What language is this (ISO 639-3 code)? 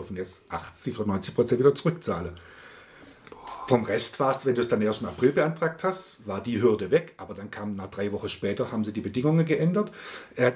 deu